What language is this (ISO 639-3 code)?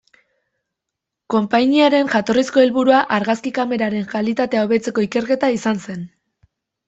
eus